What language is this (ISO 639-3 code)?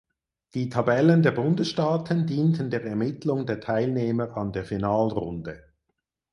deu